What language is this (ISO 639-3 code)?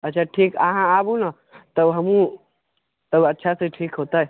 mai